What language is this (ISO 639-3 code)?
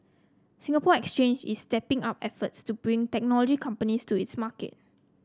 eng